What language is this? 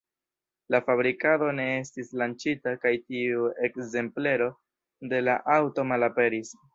Esperanto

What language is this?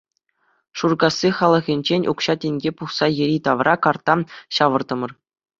Chuvash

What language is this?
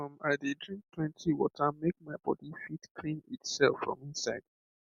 Nigerian Pidgin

